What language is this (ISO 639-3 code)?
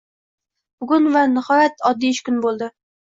uzb